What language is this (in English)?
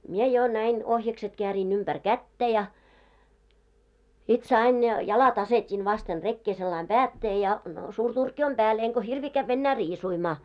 Finnish